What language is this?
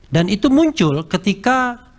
Indonesian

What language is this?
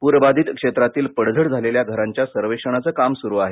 Marathi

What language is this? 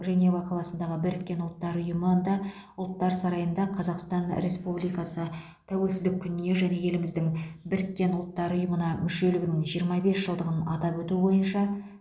Kazakh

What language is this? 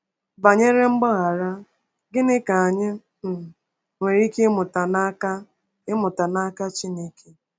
Igbo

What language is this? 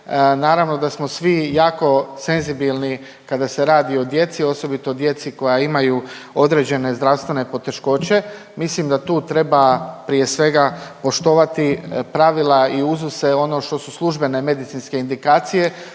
Croatian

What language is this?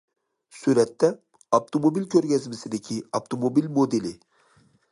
Uyghur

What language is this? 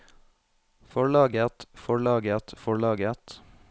Norwegian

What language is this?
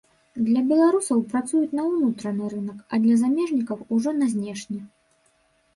Belarusian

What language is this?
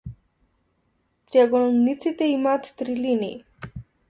Macedonian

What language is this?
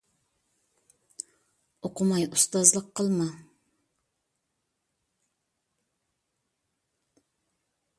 Uyghur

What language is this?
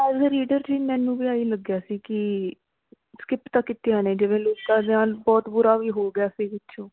Punjabi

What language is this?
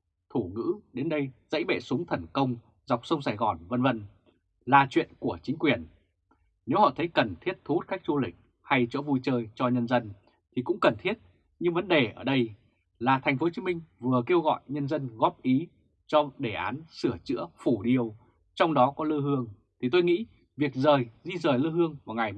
Vietnamese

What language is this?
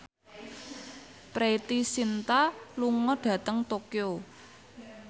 Javanese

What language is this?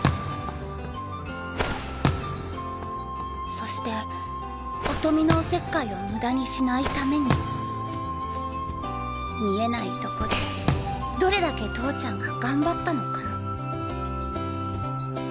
Japanese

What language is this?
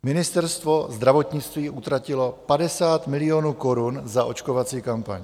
Czech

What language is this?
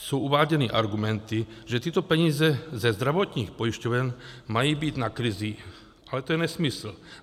Czech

